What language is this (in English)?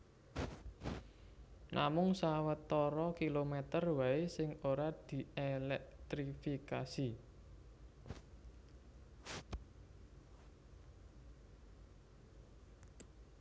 Javanese